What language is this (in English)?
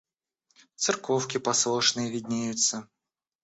Russian